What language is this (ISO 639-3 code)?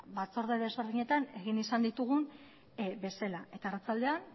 eus